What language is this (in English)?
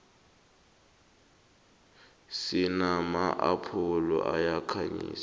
South Ndebele